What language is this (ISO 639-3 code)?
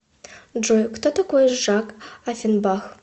rus